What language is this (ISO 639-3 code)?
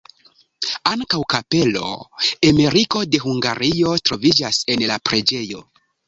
epo